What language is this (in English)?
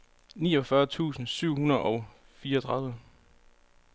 Danish